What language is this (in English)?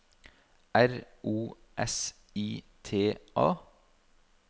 Norwegian